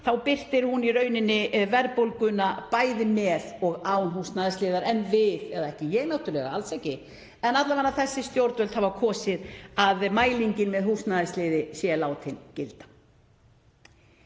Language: Icelandic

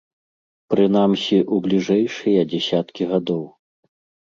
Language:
Belarusian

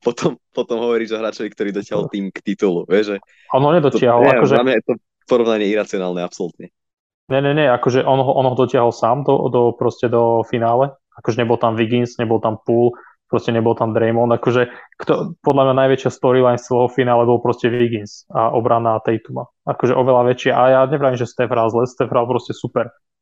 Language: Slovak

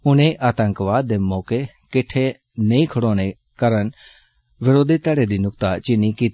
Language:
Dogri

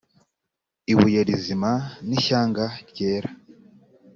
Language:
Kinyarwanda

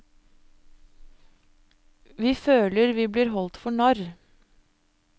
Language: Norwegian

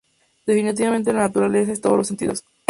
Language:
Spanish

